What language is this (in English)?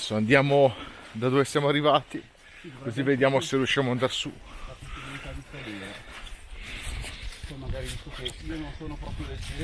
Italian